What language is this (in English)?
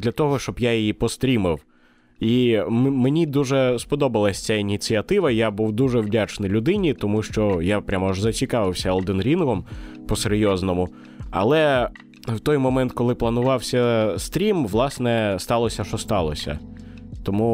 Ukrainian